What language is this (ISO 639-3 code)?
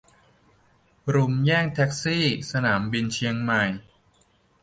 tha